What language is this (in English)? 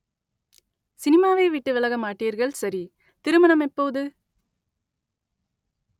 Tamil